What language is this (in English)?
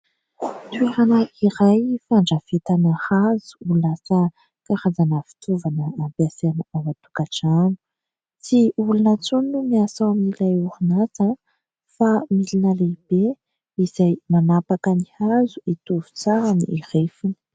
Malagasy